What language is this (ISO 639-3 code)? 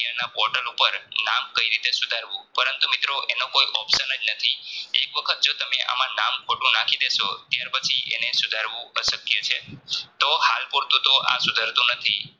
guj